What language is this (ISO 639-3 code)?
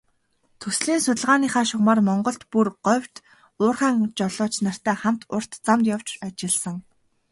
mon